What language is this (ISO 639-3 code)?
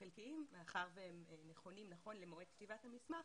heb